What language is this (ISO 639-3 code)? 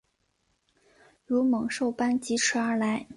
zho